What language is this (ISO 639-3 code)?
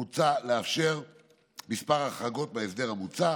heb